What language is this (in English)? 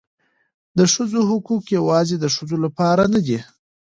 Pashto